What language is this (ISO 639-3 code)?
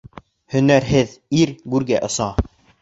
bak